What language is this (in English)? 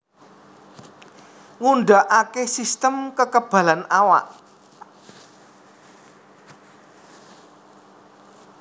Javanese